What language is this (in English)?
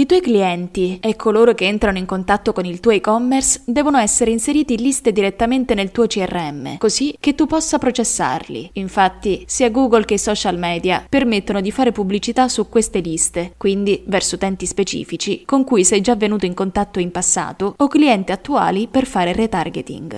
Italian